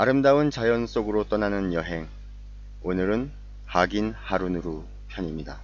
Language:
Korean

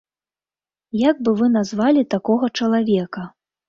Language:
Belarusian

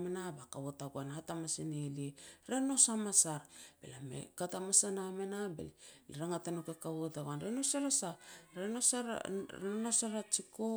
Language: Petats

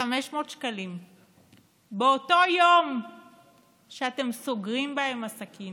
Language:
Hebrew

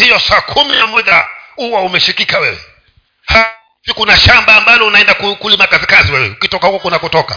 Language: Swahili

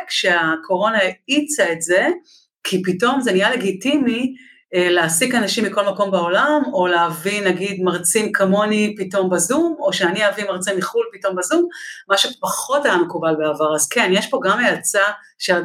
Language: Hebrew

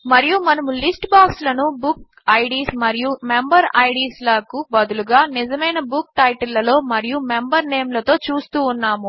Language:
Telugu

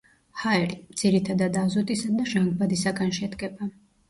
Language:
Georgian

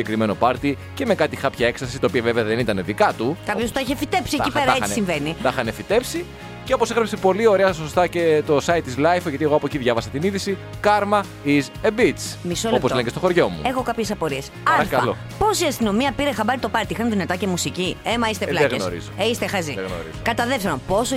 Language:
Greek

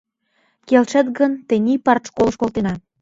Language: Mari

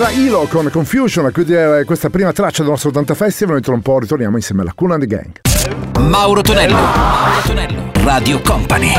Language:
Italian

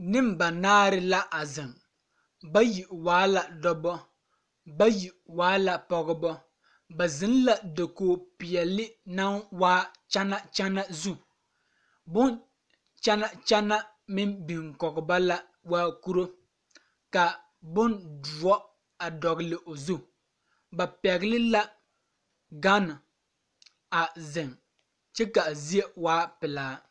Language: Southern Dagaare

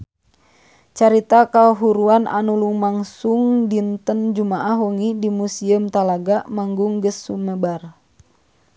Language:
Sundanese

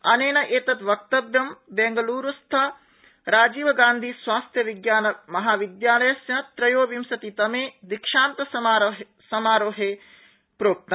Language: Sanskrit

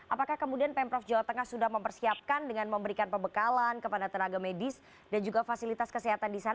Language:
Indonesian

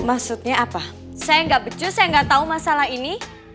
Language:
Indonesian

